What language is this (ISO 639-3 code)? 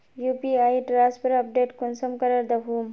mag